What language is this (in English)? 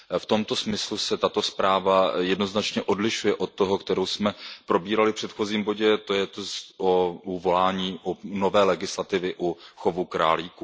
Czech